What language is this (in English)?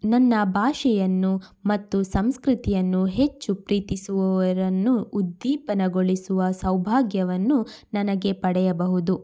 Kannada